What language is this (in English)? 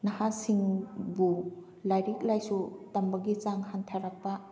Manipuri